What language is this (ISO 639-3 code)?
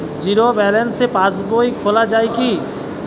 ben